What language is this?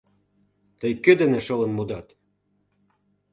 Mari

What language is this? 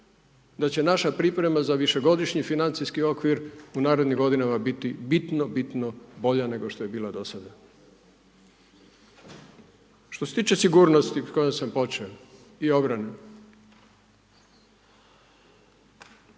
Croatian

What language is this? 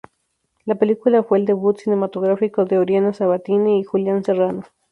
Spanish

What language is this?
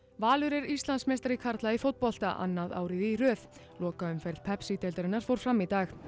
Icelandic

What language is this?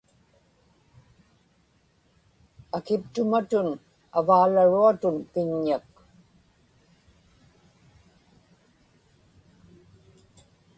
Inupiaq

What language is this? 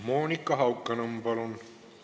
Estonian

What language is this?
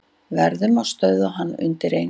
Icelandic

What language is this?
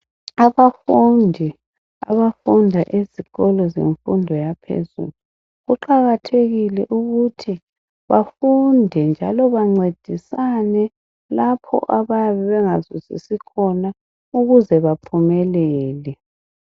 North Ndebele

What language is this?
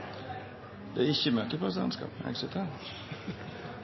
Norwegian Nynorsk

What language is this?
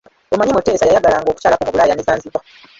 Ganda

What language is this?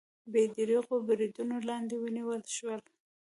Pashto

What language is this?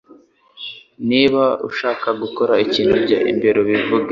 Kinyarwanda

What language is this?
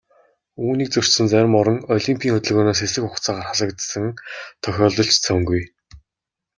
Mongolian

